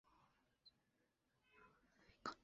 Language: Chinese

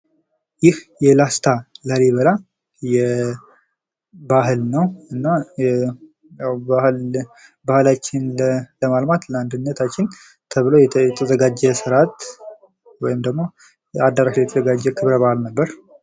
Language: Amharic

